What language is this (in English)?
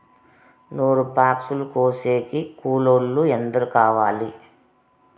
Telugu